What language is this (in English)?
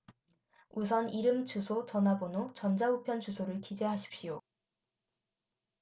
Korean